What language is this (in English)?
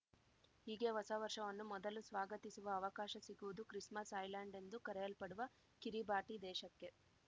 Kannada